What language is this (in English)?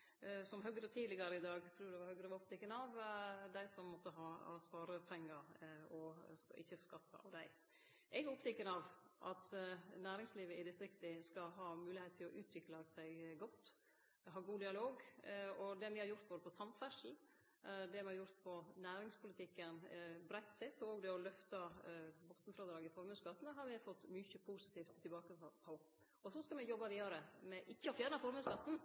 Norwegian Nynorsk